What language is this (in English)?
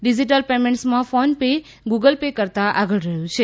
Gujarati